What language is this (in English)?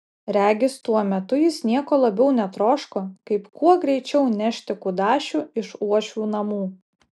Lithuanian